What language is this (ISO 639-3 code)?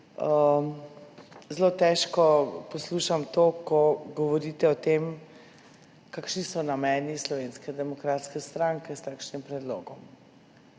slv